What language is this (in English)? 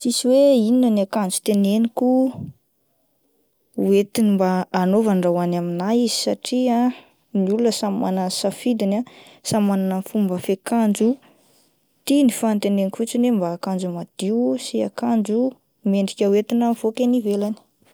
Malagasy